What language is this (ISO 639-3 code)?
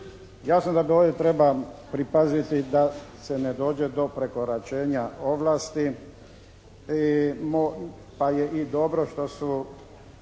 hrv